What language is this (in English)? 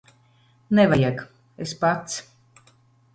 Latvian